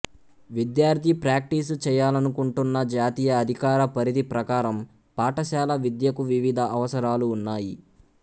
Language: Telugu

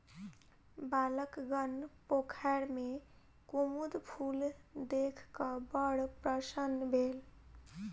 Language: Maithili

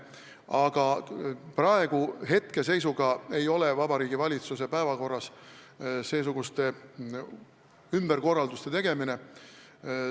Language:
Estonian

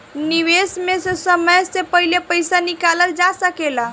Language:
Bhojpuri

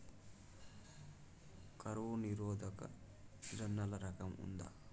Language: Telugu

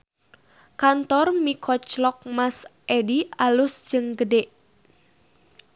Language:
Sundanese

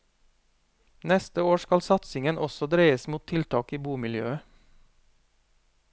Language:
Norwegian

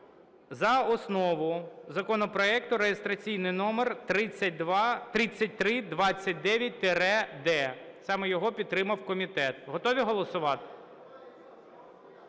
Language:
Ukrainian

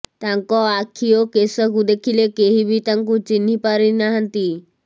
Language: Odia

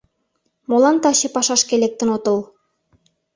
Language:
Mari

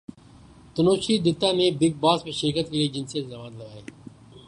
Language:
Urdu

